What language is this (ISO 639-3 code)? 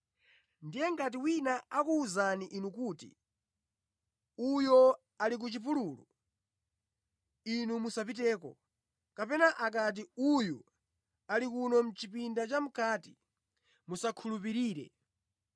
nya